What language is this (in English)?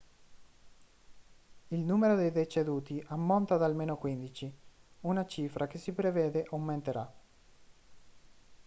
Italian